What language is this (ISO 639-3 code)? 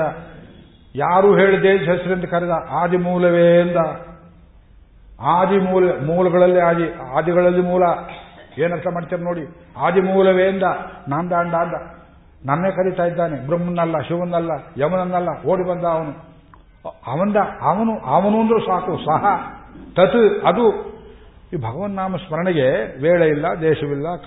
kan